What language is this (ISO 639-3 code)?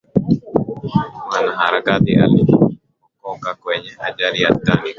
swa